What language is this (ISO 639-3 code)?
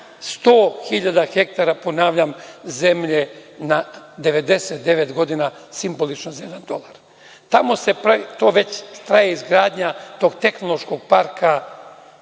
srp